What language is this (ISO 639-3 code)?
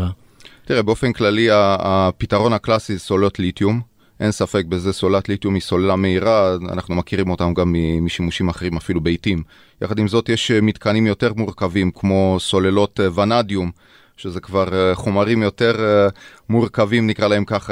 heb